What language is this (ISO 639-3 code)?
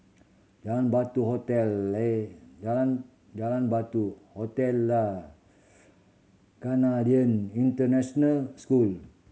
eng